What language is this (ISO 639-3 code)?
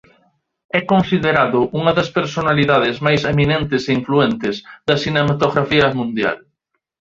glg